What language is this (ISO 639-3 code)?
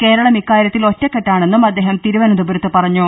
mal